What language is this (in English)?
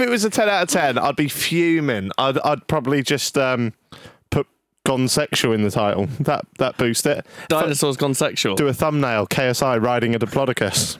English